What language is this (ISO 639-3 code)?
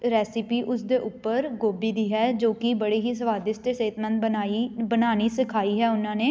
pan